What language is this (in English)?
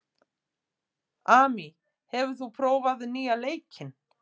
Icelandic